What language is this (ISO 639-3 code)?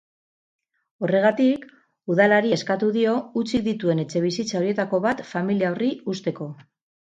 eus